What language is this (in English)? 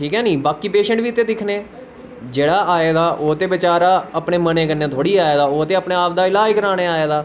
Dogri